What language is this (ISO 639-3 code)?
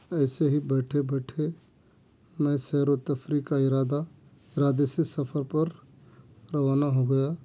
urd